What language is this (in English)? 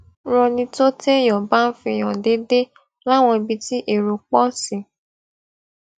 Yoruba